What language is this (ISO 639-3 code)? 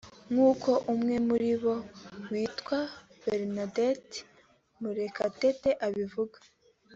kin